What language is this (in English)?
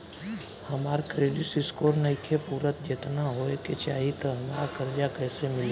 Bhojpuri